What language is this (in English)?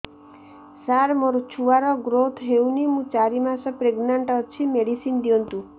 Odia